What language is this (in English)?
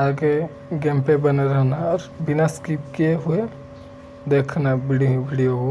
Hindi